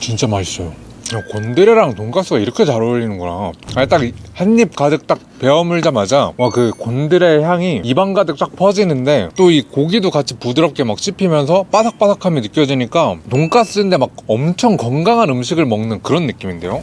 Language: Korean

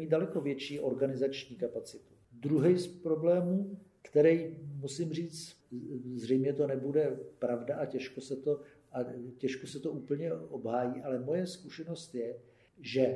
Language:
Czech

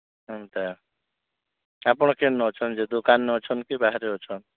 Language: Odia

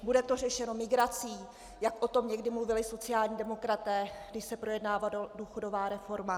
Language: Czech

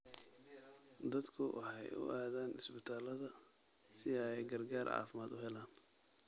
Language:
Somali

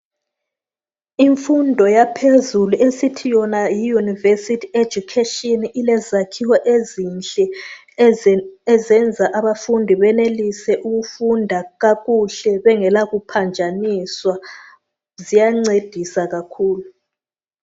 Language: North Ndebele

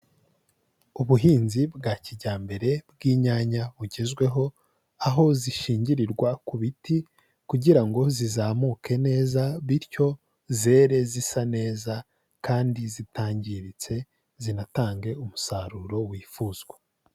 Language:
Kinyarwanda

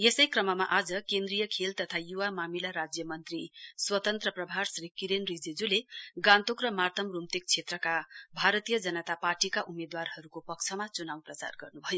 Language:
Nepali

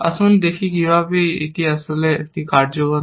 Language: Bangla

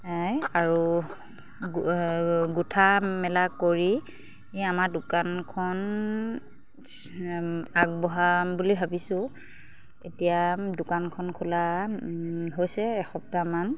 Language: Assamese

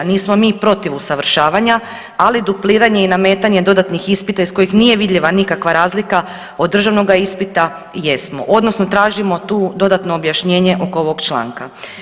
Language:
Croatian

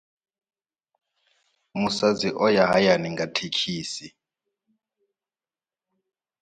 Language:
Venda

